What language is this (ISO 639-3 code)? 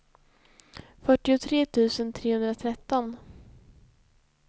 swe